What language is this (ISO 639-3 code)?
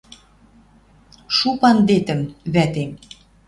mrj